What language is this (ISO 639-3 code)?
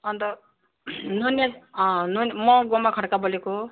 nep